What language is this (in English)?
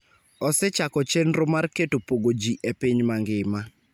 Luo (Kenya and Tanzania)